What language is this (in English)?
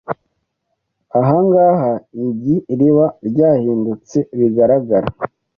Kinyarwanda